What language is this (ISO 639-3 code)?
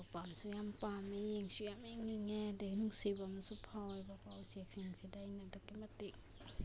mni